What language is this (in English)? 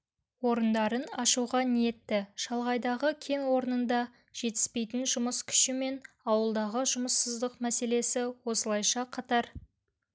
Kazakh